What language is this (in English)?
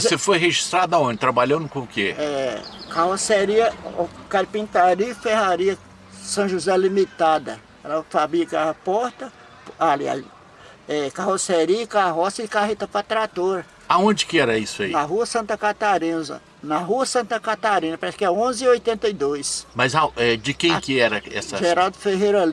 Portuguese